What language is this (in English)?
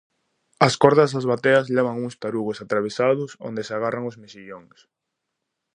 Galician